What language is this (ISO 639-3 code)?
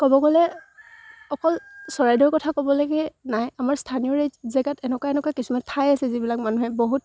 asm